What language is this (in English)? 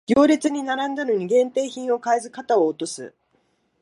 Japanese